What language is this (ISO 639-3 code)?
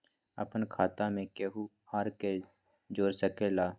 mag